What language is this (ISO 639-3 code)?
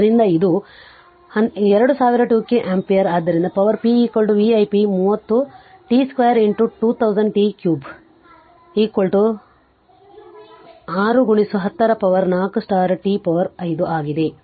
kan